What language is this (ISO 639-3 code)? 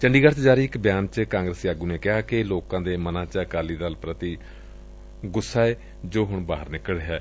pan